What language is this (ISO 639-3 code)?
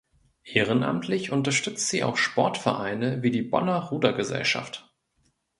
deu